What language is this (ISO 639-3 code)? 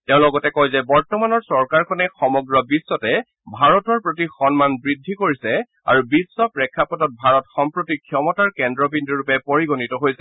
asm